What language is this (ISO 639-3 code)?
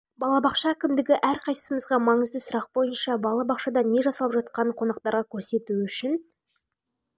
kaz